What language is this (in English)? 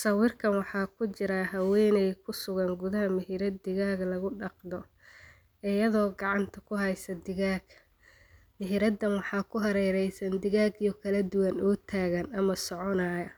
Somali